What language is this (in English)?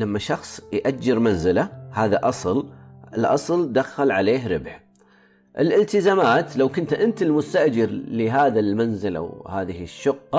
Arabic